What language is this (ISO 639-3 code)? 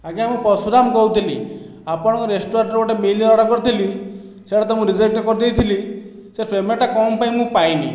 ori